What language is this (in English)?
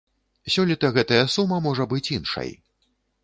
Belarusian